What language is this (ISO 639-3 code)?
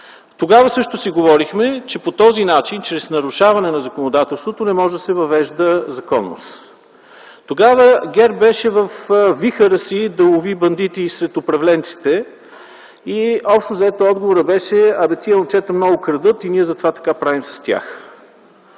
bul